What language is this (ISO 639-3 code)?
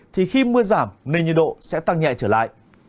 vie